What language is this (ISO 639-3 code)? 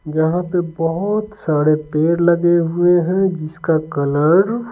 hin